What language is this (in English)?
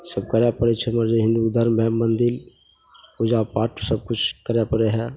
Maithili